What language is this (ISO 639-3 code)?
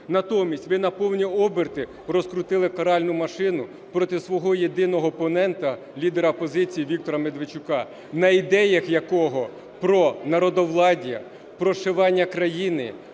ukr